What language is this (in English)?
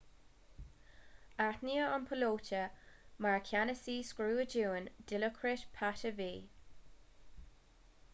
Irish